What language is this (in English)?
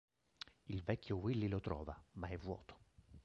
Italian